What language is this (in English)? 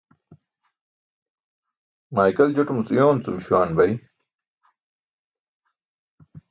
Burushaski